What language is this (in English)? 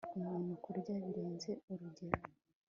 Kinyarwanda